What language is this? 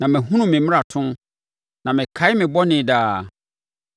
Akan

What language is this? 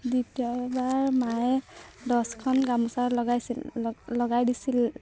Assamese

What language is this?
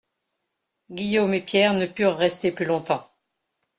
French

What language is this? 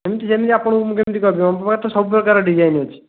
Odia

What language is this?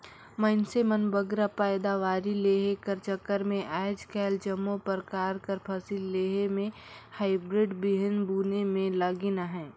Chhattisgarhi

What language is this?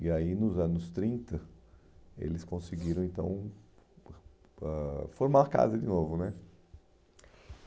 Portuguese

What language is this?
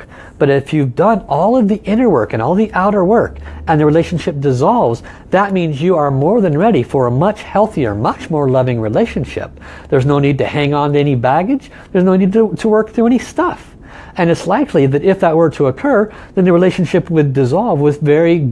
English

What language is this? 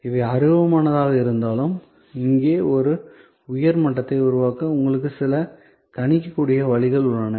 Tamil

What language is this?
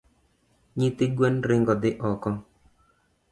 Luo (Kenya and Tanzania)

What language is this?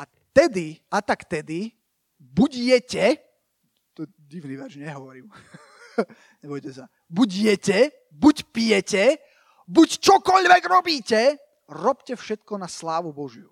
Slovak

